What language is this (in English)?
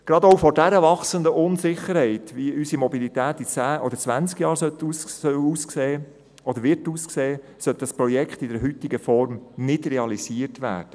Swiss German